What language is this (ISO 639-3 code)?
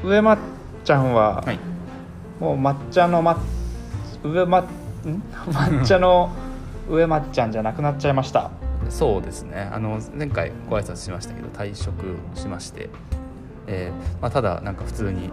jpn